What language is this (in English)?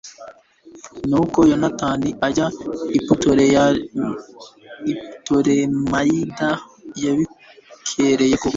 Kinyarwanda